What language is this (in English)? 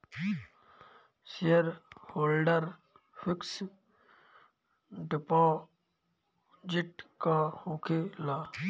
Bhojpuri